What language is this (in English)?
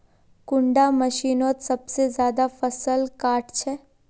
Magahi